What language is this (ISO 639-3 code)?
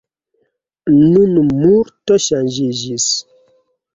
epo